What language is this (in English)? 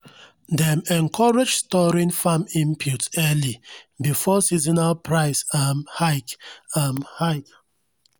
Nigerian Pidgin